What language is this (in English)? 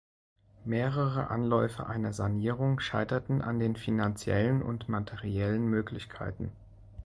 German